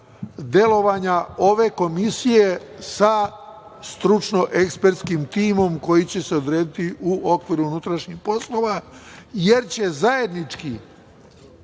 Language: Serbian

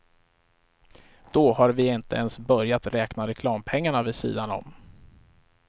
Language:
Swedish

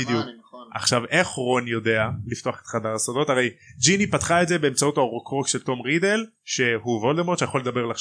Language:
Hebrew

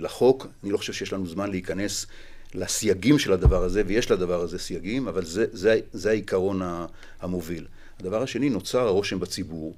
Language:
Hebrew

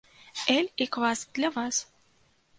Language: Belarusian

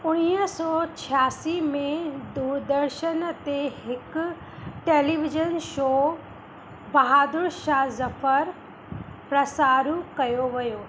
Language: Sindhi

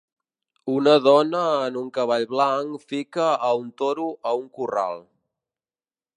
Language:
Catalan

